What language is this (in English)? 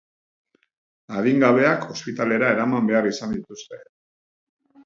Basque